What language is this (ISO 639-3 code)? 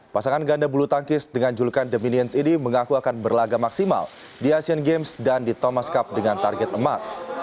ind